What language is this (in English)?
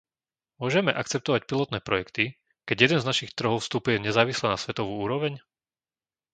Slovak